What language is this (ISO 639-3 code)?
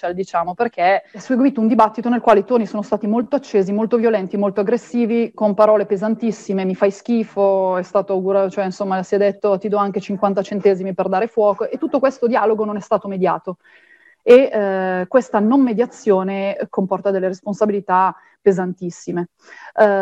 ita